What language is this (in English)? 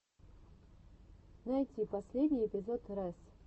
Russian